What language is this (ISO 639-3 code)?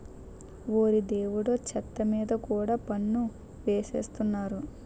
tel